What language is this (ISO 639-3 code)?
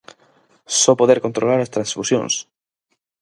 glg